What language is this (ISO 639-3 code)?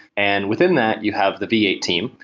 eng